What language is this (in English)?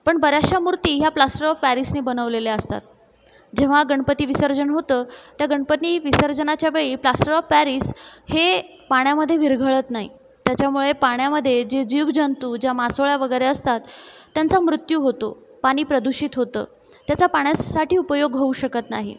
Marathi